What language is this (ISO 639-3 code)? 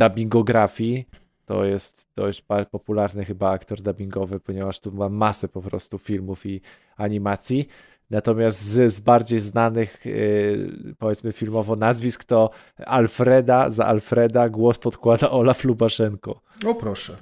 pol